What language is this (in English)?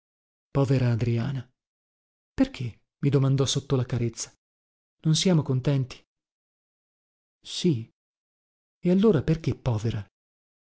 Italian